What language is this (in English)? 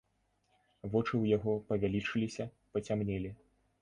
Belarusian